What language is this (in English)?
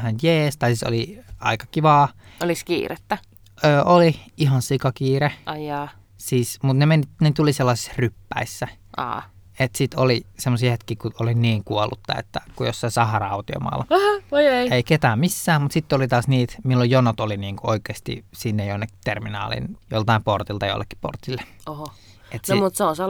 Finnish